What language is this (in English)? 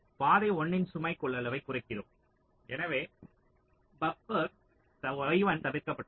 Tamil